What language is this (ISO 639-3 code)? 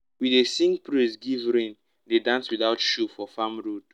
pcm